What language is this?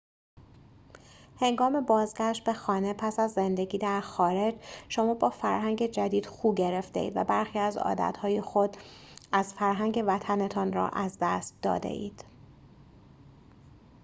Persian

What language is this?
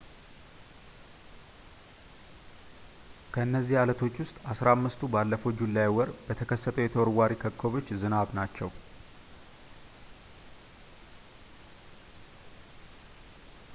Amharic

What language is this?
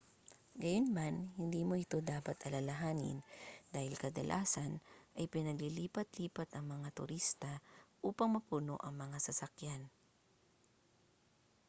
Filipino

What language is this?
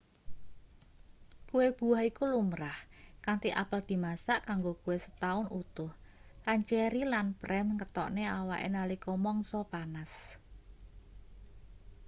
Javanese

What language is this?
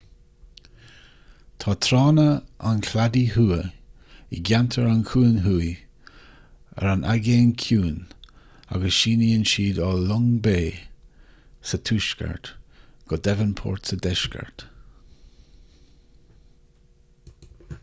Irish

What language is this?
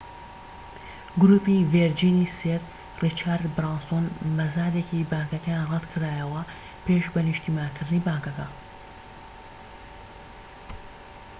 Central Kurdish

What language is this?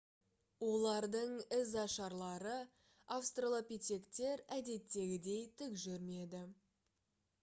Kazakh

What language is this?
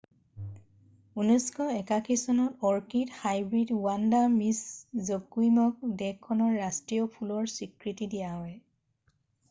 Assamese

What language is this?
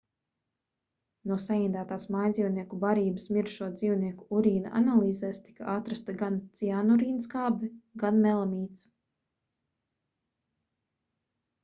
Latvian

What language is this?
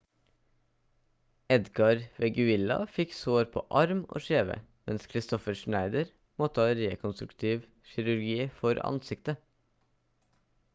Norwegian Bokmål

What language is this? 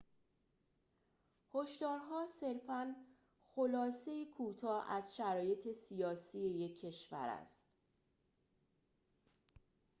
Persian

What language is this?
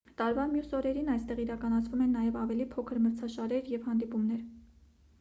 Armenian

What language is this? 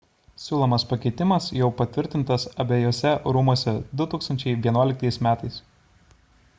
Lithuanian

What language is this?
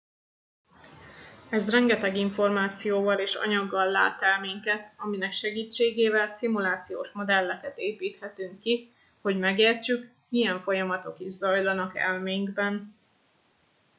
Hungarian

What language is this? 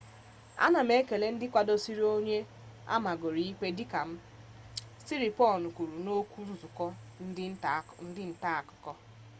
Igbo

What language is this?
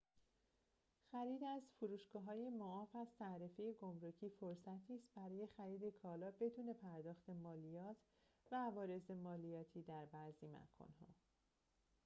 Persian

